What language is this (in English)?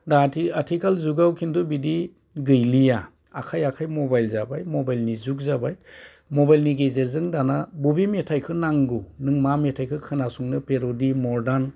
Bodo